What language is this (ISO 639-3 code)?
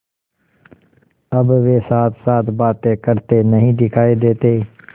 hin